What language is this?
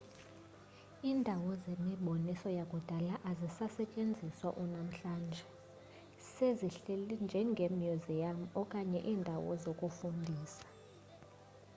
Xhosa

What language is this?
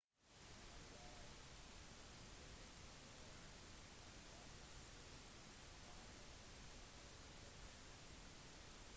Norwegian Bokmål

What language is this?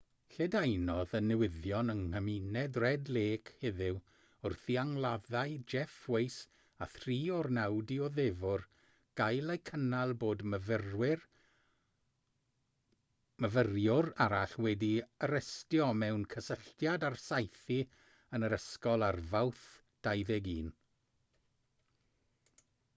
Welsh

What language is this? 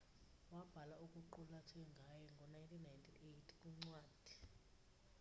Xhosa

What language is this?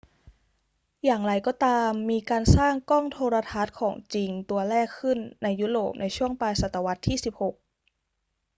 Thai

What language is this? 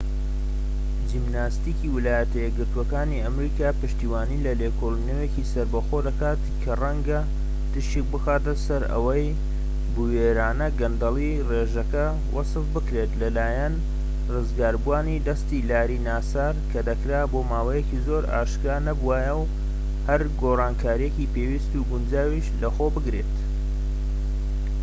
Central Kurdish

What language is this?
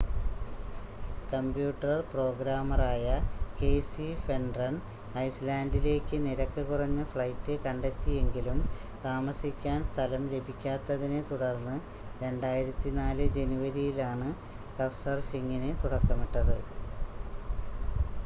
Malayalam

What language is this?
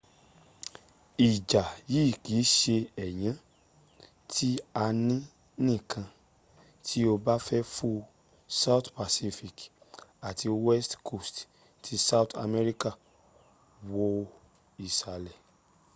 Yoruba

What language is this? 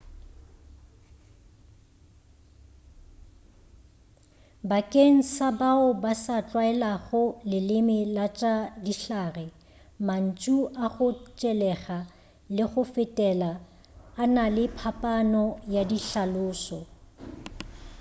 Northern Sotho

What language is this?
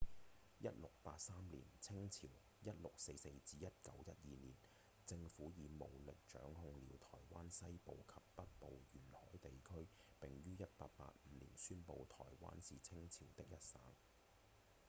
Cantonese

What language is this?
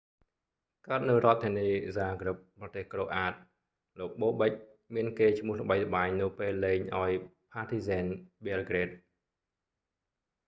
Khmer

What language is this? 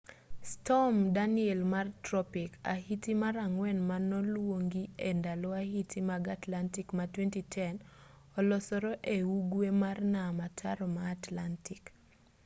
Luo (Kenya and Tanzania)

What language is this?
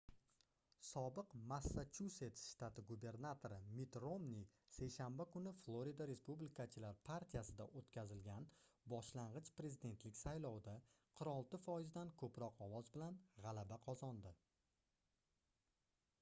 Uzbek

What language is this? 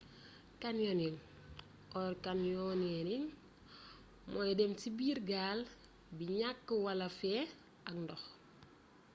Wolof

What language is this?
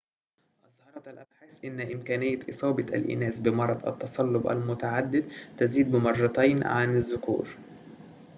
Arabic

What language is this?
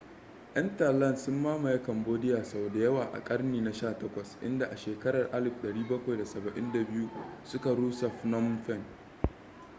Hausa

